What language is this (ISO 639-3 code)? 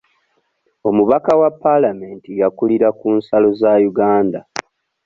lug